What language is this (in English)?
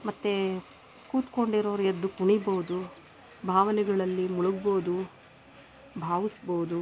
Kannada